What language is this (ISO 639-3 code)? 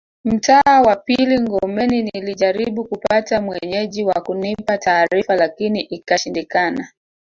swa